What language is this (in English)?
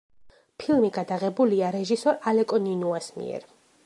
Georgian